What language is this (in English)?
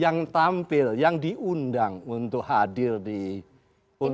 Indonesian